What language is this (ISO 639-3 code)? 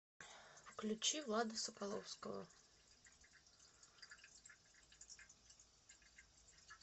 rus